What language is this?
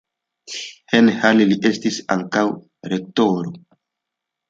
Esperanto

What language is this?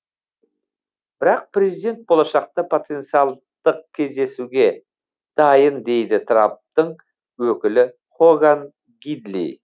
Kazakh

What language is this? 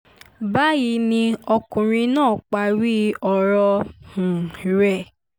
Yoruba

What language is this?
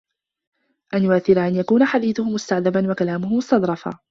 Arabic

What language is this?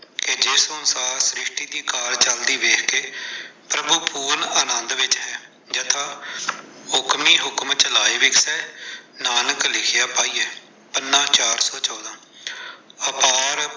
Punjabi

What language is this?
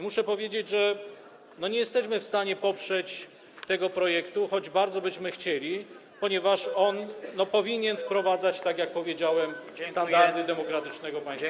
Polish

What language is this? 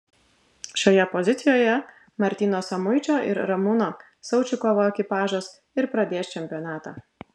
Lithuanian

